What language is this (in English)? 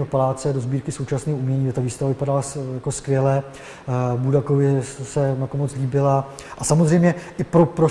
Czech